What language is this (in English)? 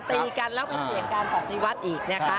Thai